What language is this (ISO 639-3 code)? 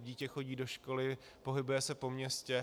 ces